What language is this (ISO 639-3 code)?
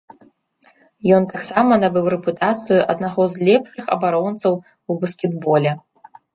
bel